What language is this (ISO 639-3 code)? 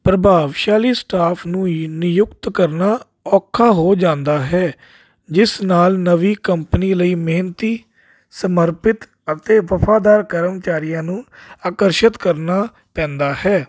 pan